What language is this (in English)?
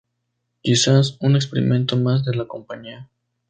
Spanish